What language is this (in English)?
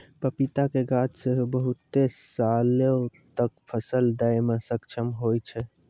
Maithili